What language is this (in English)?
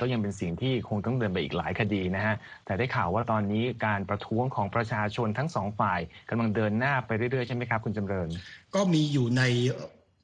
Thai